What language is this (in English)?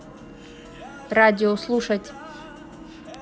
Russian